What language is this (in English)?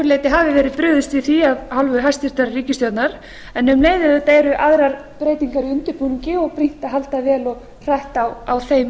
Icelandic